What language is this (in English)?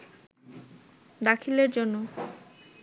Bangla